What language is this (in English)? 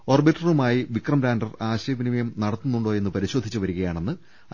Malayalam